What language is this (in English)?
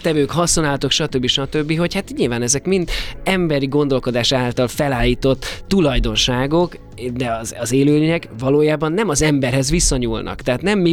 Hungarian